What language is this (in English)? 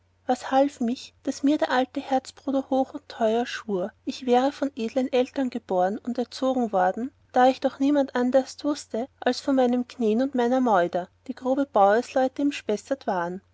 German